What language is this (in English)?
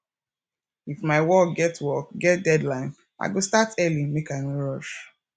Nigerian Pidgin